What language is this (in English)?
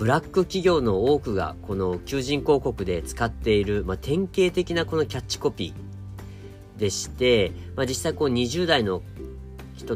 Japanese